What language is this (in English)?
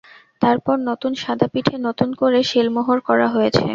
Bangla